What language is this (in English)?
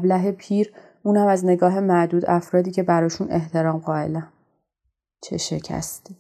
Persian